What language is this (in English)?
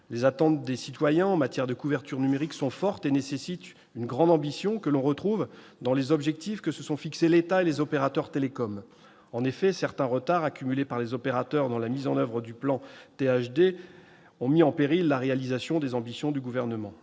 French